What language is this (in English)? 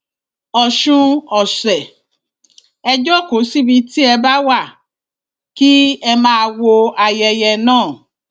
Yoruba